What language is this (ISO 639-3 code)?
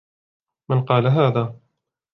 ara